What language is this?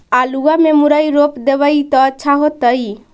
Magahi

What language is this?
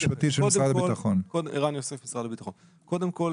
Hebrew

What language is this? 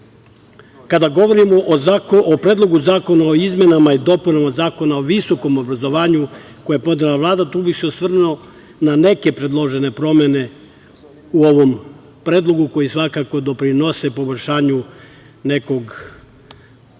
Serbian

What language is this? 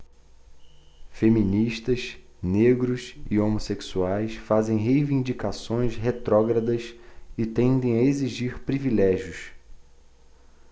Portuguese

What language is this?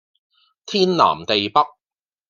Cantonese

